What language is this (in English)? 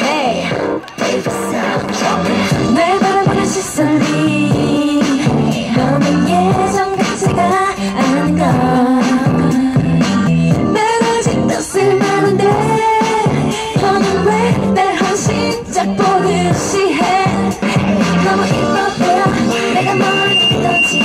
Korean